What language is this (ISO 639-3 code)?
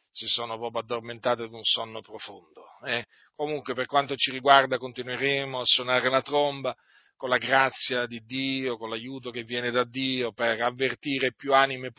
ita